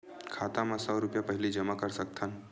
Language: Chhattisgarhi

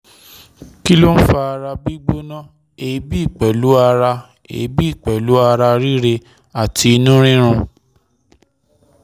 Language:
Yoruba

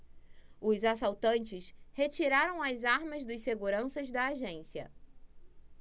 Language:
Portuguese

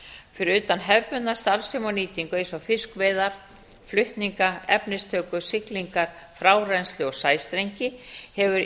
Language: Icelandic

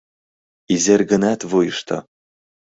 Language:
Mari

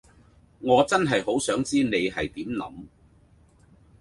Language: Cantonese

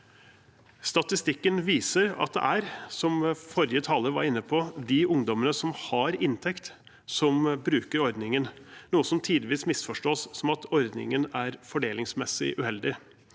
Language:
Norwegian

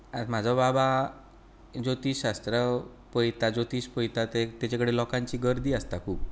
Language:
Konkani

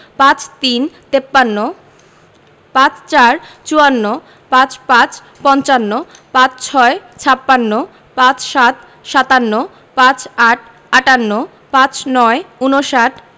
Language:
Bangla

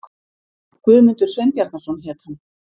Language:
Icelandic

